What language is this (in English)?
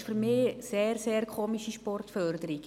Swiss German